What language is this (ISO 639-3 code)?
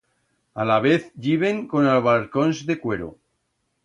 arg